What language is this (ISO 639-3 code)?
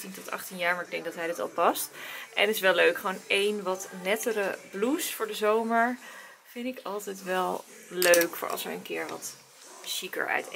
nld